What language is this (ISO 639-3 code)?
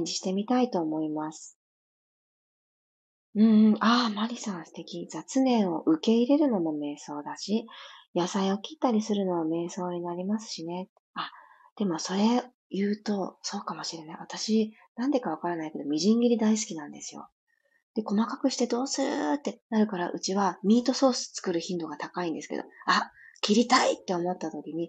jpn